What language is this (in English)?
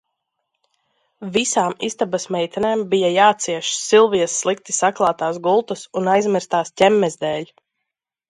Latvian